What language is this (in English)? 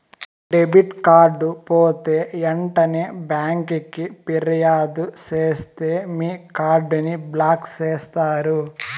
Telugu